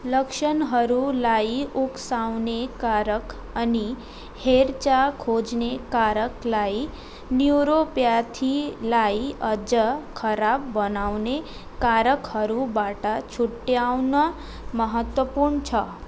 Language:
Nepali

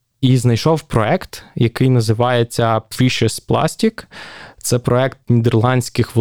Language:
Ukrainian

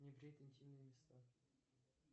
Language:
Russian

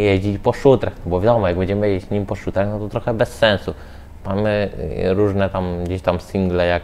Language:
Polish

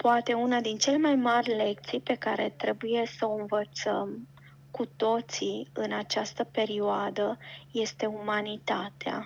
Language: Romanian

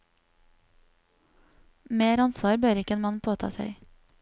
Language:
Norwegian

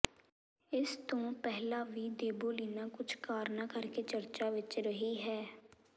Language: Punjabi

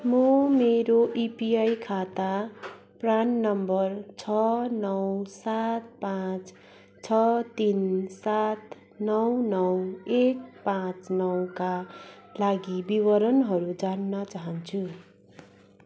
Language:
Nepali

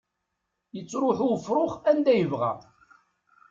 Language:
Kabyle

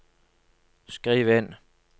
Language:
Norwegian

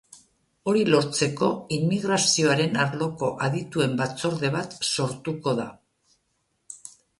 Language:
Basque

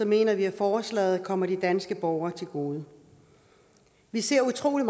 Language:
Danish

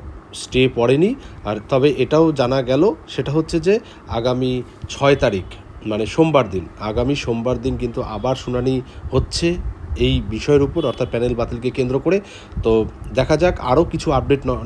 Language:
Bangla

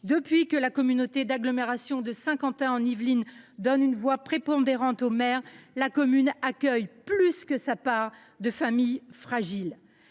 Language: French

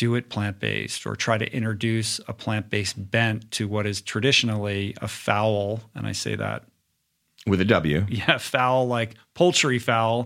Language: English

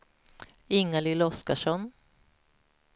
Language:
Swedish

